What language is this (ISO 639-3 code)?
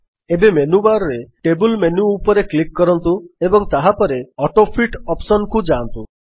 ori